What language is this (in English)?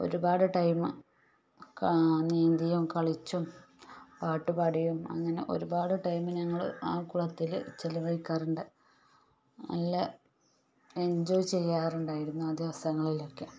Malayalam